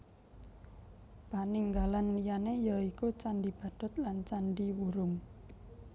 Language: Javanese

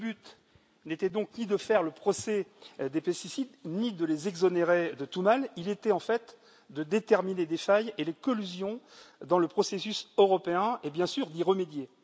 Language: French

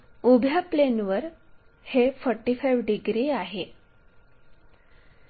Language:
Marathi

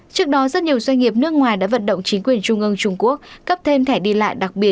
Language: Vietnamese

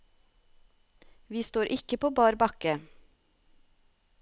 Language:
Norwegian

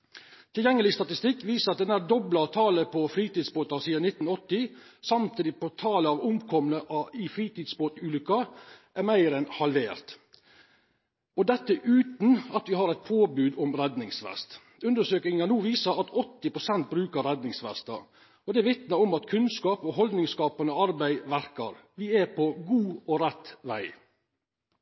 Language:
Norwegian Nynorsk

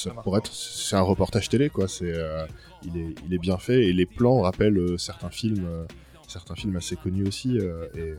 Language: French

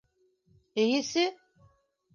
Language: Bashkir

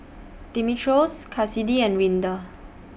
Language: English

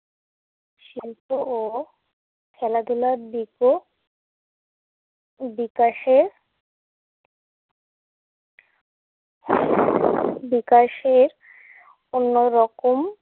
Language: Bangla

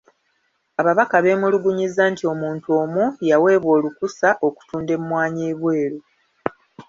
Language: Ganda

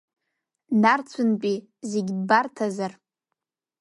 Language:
Abkhazian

